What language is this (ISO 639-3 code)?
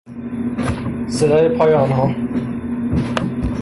fas